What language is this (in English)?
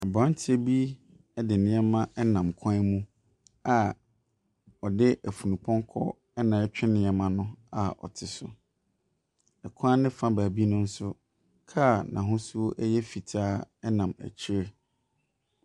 Akan